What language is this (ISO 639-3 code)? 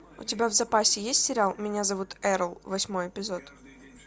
rus